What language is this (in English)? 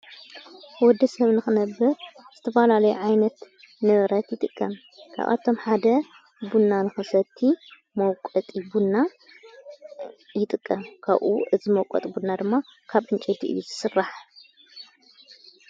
Tigrinya